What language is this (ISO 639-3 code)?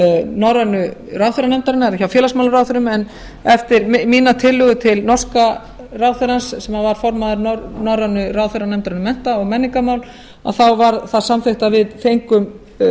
isl